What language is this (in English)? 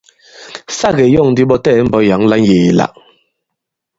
Bankon